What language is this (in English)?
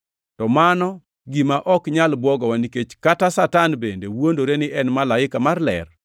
Luo (Kenya and Tanzania)